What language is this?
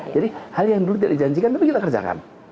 Indonesian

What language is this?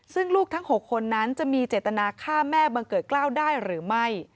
Thai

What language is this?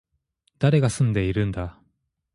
Japanese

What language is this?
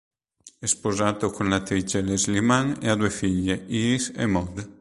Italian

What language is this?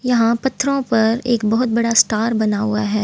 Hindi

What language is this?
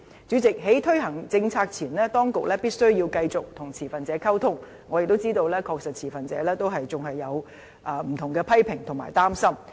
Cantonese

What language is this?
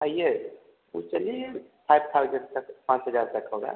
Hindi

